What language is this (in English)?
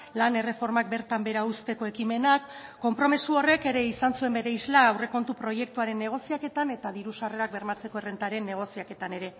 Basque